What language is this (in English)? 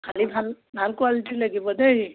Assamese